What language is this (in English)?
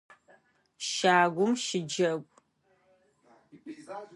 Adyghe